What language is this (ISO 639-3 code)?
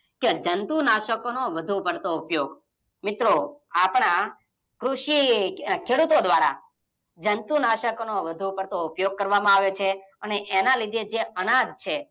guj